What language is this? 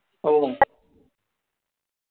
Marathi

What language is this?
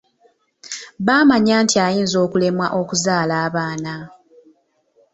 Ganda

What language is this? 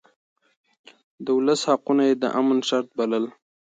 Pashto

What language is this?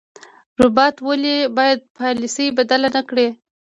Pashto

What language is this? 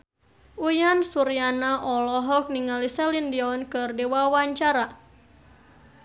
Sundanese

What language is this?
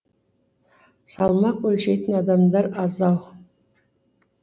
Kazakh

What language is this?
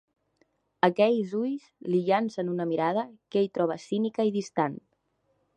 Catalan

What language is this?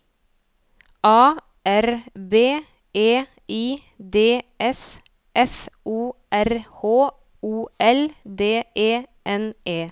Norwegian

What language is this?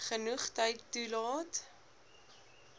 Afrikaans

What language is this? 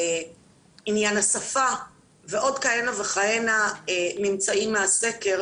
Hebrew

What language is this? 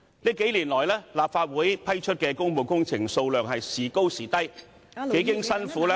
Cantonese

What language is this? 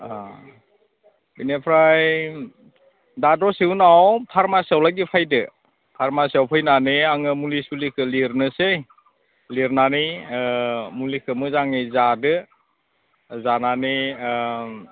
Bodo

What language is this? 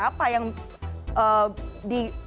Indonesian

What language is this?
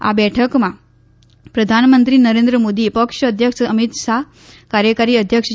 Gujarati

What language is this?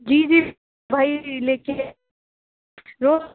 Urdu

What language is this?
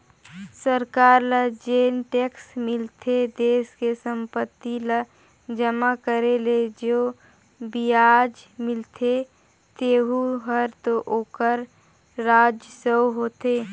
Chhattisgarhi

